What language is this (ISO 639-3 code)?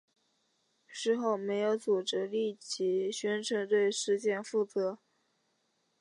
zho